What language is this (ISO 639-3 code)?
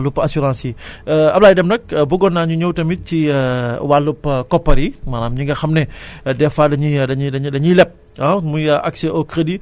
wol